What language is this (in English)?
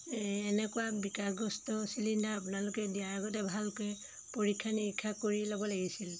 Assamese